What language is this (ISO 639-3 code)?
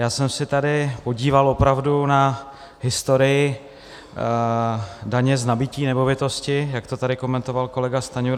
ces